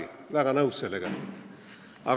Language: Estonian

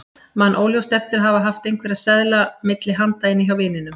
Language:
Icelandic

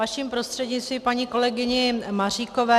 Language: Czech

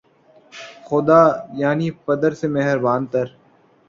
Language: Urdu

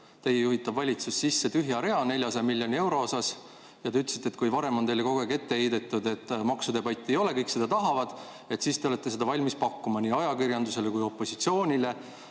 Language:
Estonian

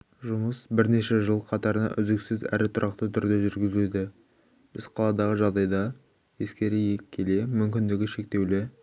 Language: Kazakh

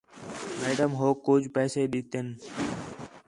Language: Khetrani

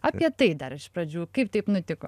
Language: Lithuanian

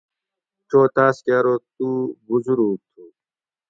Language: Gawri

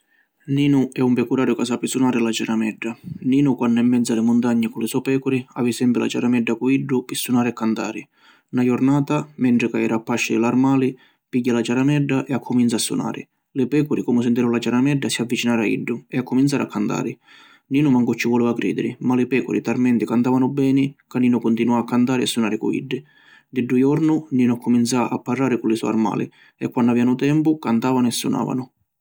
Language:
Sicilian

